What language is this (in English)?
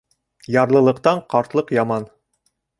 Bashkir